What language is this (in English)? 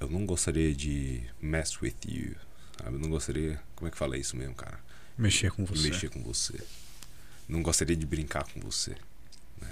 Portuguese